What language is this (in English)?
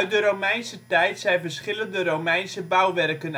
Dutch